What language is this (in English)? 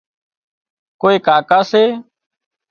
Wadiyara Koli